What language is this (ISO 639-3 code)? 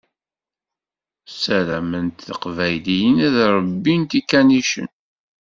kab